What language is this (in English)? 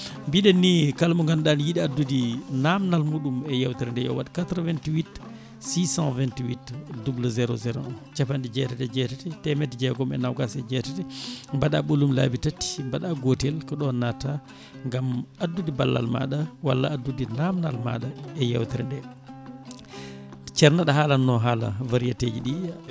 Fula